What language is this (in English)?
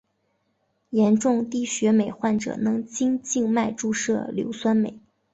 Chinese